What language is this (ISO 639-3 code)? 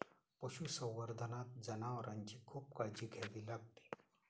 mar